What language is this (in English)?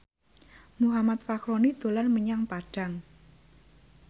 Javanese